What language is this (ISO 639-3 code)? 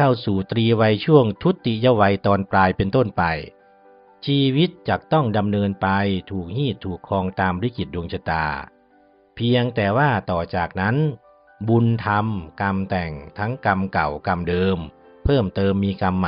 tha